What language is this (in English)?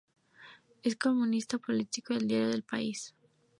Spanish